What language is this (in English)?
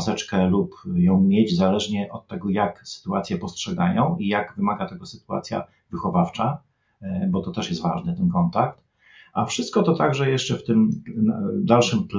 Polish